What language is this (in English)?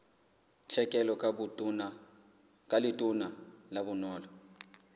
Southern Sotho